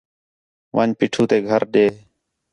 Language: Khetrani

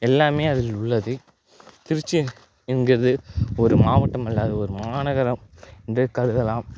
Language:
Tamil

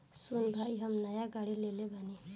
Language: Bhojpuri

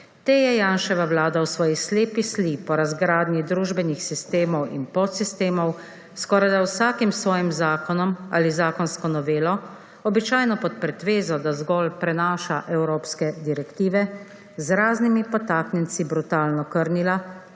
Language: Slovenian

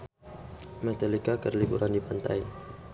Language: Sundanese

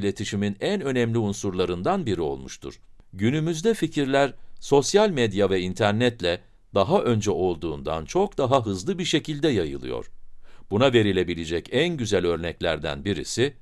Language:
Turkish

